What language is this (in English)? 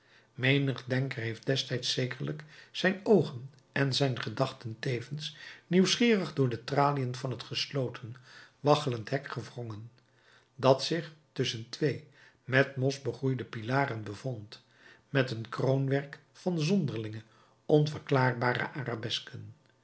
Dutch